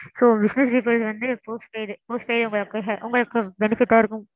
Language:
Tamil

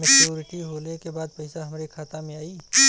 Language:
Bhojpuri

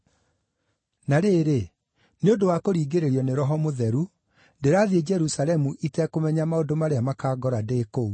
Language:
Kikuyu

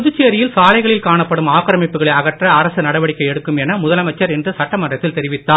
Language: Tamil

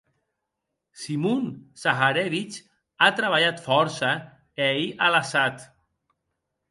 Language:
Occitan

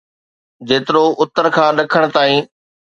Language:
Sindhi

